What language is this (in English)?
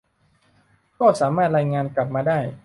Thai